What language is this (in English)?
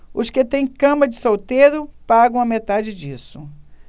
Portuguese